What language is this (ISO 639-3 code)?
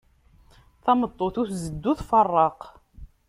kab